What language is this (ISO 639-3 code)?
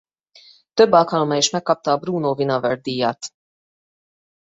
hun